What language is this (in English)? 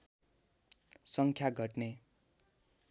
Nepali